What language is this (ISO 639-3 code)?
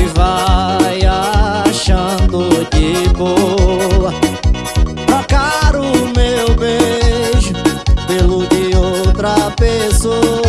por